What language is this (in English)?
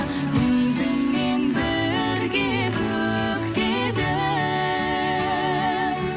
Kazakh